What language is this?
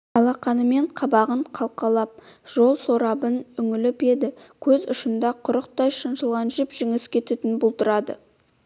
Kazakh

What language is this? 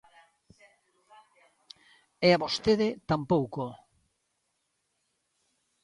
Galician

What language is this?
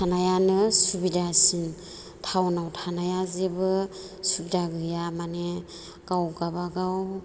Bodo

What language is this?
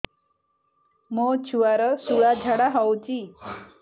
Odia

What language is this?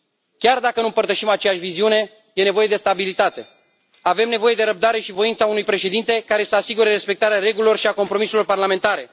Romanian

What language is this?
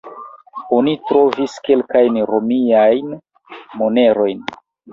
Esperanto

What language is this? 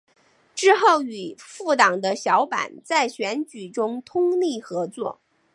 Chinese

